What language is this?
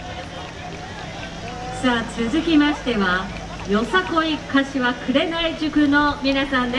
Japanese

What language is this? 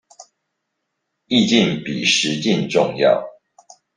Chinese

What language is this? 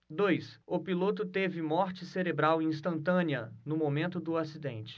Portuguese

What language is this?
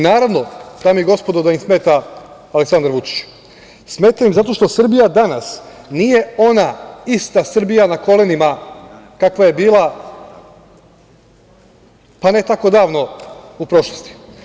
Serbian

